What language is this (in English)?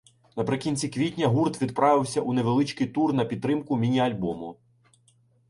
Ukrainian